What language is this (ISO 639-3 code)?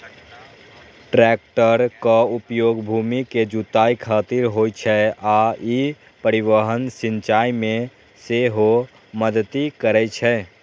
mai